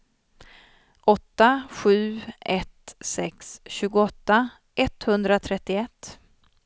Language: Swedish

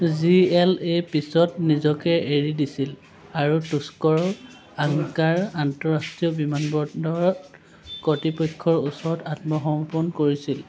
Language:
Assamese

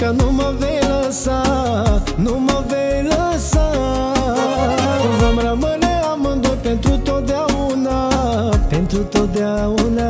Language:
Romanian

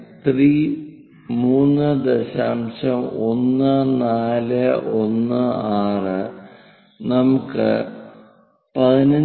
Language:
Malayalam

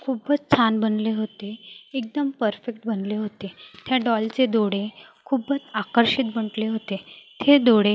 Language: Marathi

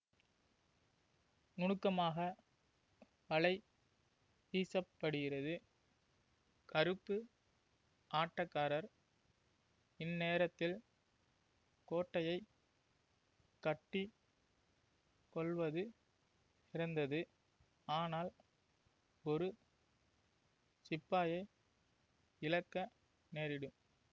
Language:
Tamil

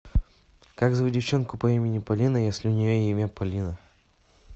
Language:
Russian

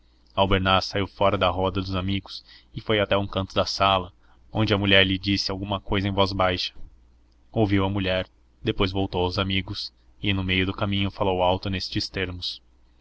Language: Portuguese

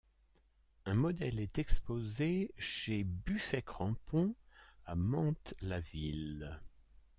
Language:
French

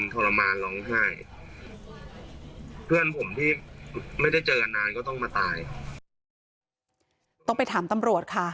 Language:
Thai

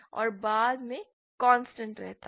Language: Hindi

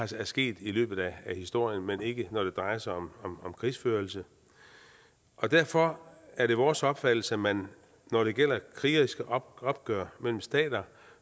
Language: Danish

